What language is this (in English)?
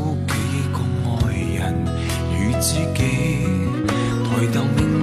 Chinese